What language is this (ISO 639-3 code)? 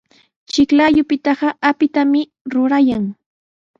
qws